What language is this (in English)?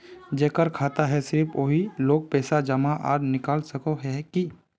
Magahi